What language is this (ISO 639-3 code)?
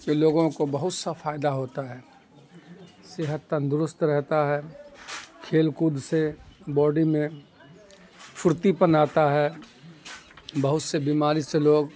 urd